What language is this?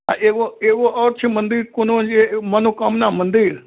Maithili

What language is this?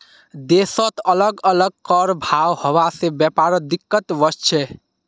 Magahi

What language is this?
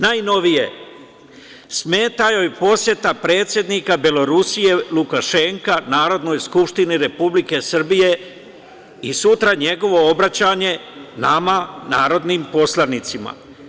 Serbian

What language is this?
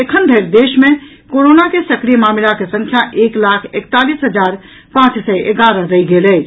Maithili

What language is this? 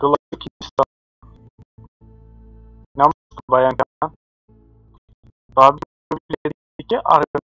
Turkish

